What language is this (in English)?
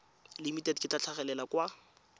Tswana